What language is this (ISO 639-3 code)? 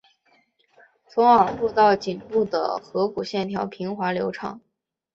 zho